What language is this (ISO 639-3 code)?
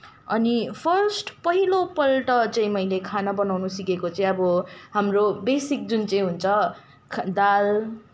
nep